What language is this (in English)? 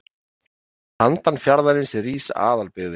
Icelandic